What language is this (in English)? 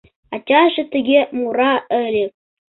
Mari